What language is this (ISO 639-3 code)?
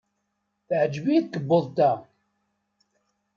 kab